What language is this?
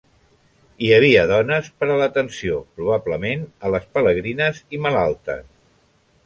Catalan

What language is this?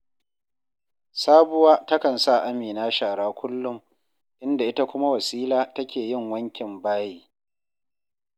Hausa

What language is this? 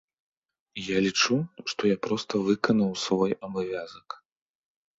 Belarusian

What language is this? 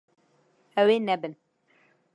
Kurdish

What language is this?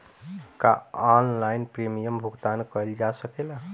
Bhojpuri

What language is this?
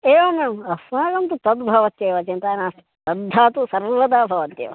Sanskrit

